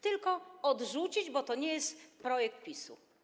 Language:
Polish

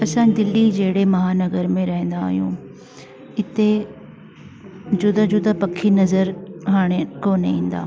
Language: Sindhi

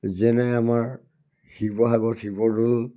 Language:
Assamese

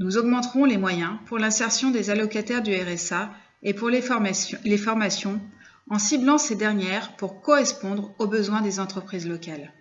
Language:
French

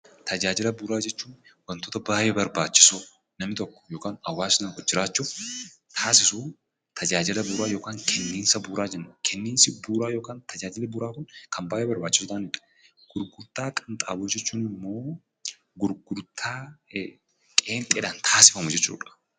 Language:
Oromo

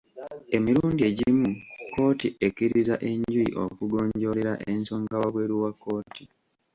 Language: Ganda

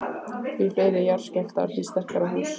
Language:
Icelandic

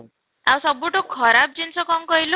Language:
Odia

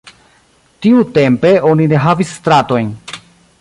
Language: Esperanto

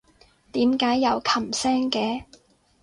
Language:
Cantonese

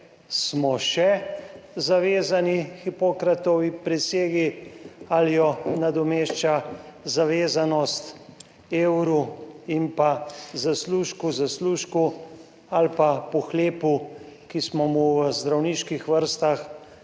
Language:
Slovenian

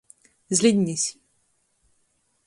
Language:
Latgalian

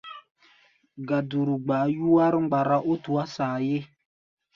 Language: Gbaya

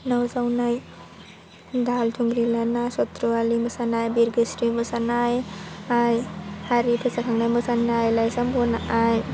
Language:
Bodo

